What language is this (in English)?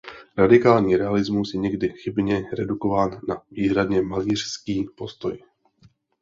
Czech